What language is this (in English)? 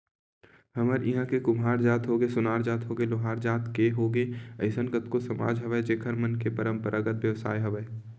Chhattisgarhi